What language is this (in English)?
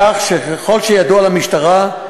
Hebrew